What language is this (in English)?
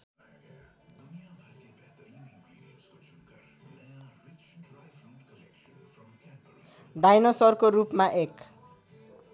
Nepali